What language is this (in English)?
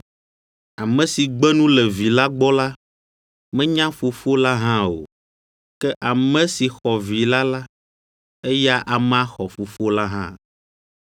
Ewe